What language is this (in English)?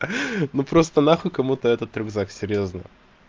Russian